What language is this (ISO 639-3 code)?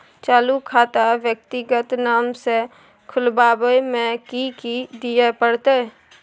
mai